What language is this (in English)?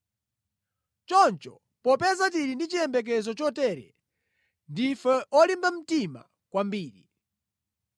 Nyanja